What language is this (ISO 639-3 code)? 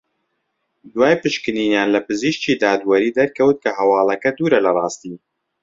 ckb